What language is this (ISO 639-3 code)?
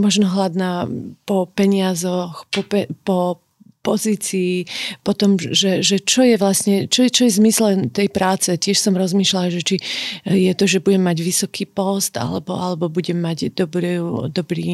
slk